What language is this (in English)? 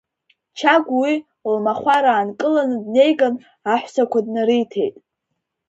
Abkhazian